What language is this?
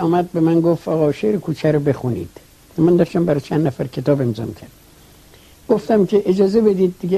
Persian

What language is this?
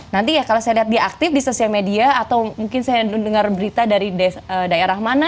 Indonesian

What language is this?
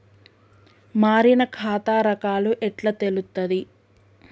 Telugu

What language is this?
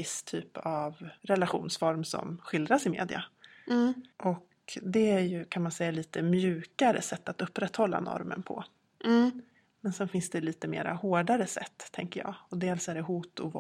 Swedish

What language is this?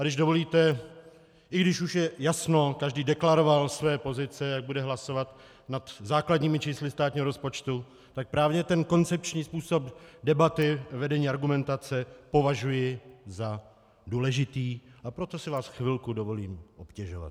Czech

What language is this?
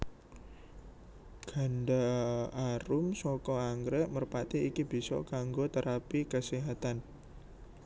Javanese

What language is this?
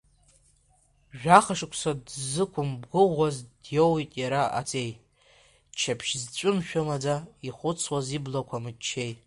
Abkhazian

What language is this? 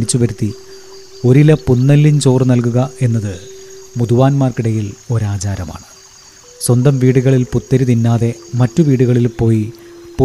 Malayalam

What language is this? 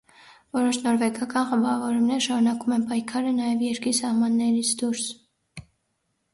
Armenian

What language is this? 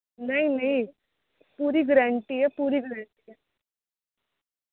Dogri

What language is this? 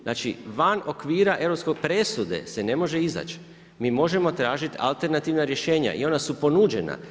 Croatian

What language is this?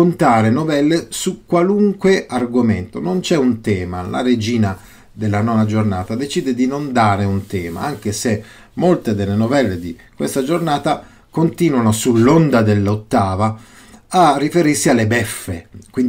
Italian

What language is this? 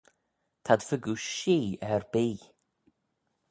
Manx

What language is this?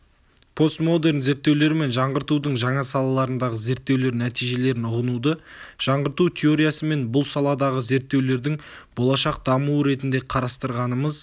Kazakh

